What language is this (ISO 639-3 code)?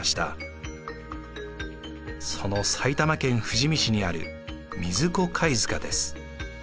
jpn